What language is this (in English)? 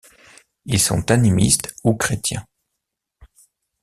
French